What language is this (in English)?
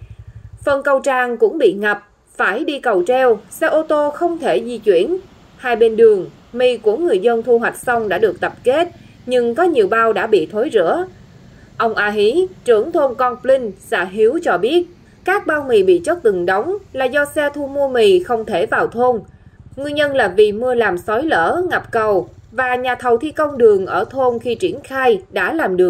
Vietnamese